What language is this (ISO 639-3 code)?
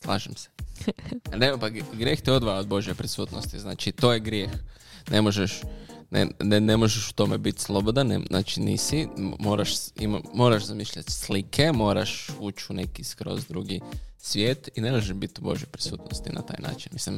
hrv